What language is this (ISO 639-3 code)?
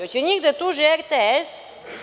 srp